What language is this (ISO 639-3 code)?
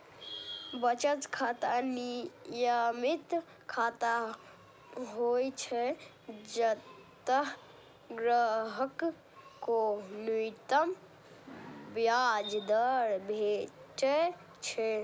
mai